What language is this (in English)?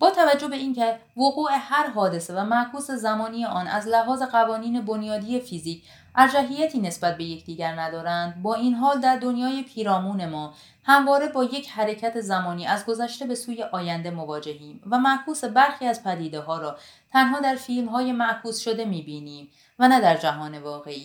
Persian